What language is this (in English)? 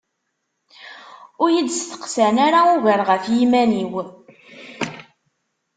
Kabyle